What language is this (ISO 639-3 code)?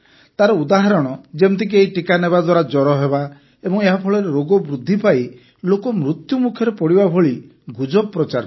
ori